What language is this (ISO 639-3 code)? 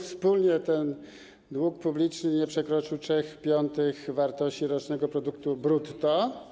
pol